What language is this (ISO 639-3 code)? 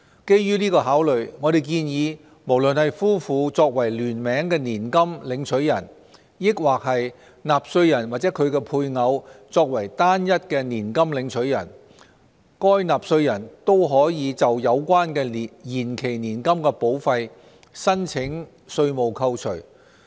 yue